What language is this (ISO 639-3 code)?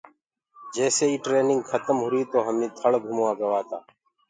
ggg